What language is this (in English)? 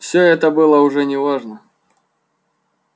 Russian